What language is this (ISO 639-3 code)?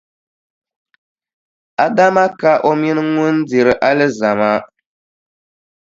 dag